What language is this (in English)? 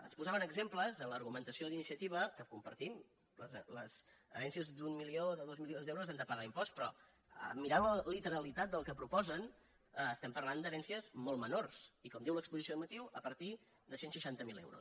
Catalan